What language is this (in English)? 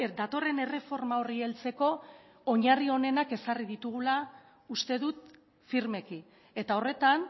Basque